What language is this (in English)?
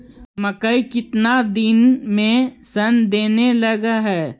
Magahi